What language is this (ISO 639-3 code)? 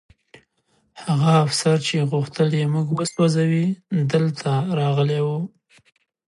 pus